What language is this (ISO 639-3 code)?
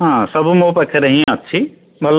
ori